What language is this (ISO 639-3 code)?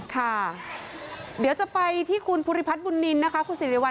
tha